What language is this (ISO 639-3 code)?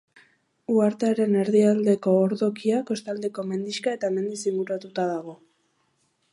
eus